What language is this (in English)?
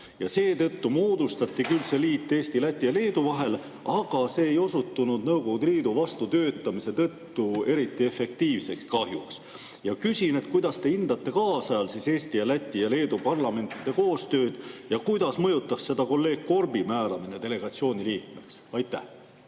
Estonian